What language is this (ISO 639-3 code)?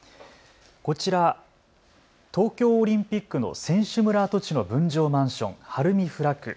jpn